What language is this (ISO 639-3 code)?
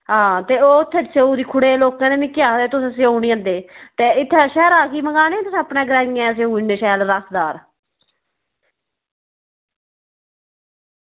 doi